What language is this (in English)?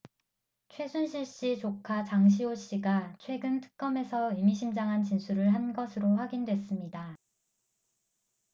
Korean